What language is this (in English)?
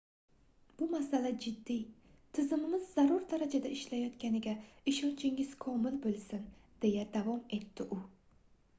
Uzbek